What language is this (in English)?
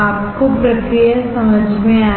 Hindi